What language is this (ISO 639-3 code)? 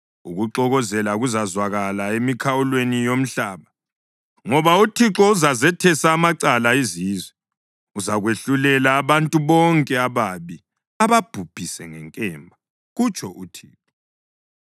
nde